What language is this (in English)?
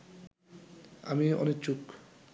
Bangla